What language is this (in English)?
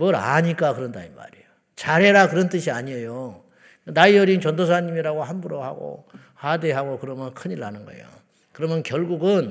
Korean